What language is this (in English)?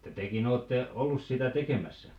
Finnish